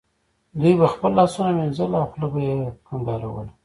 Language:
Pashto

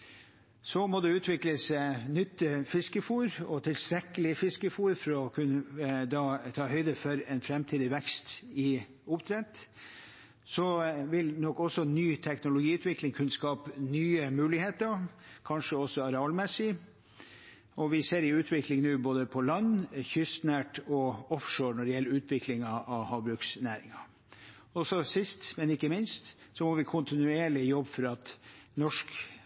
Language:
Norwegian Bokmål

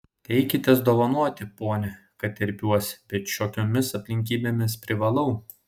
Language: Lithuanian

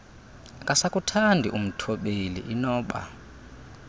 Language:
Xhosa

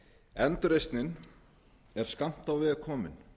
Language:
Icelandic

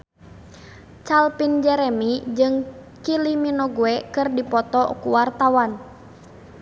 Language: Sundanese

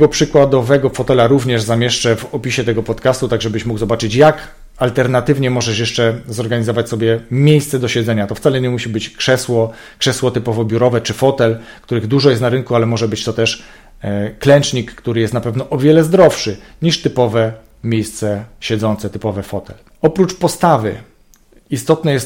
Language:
Polish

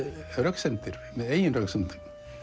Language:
Icelandic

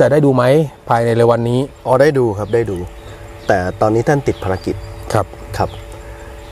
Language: Thai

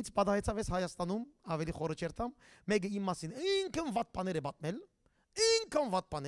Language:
Turkish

